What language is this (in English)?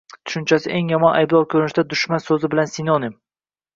Uzbek